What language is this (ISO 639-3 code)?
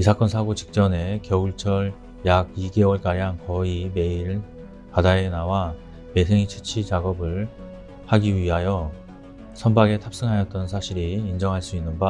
kor